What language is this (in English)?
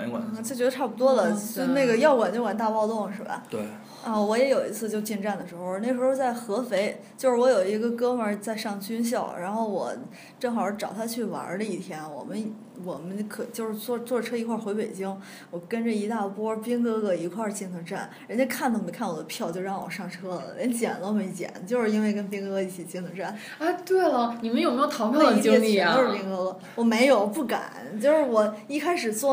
Chinese